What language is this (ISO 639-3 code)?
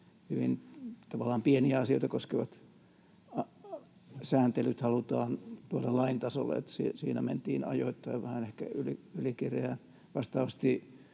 fin